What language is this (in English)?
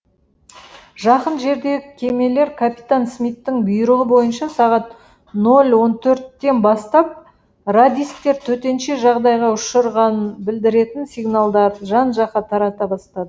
Kazakh